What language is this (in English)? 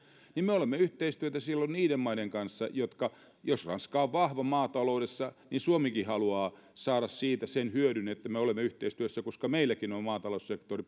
Finnish